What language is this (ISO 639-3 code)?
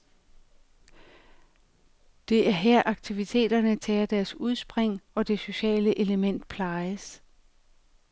dan